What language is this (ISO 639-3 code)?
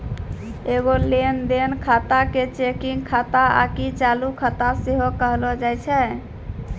mai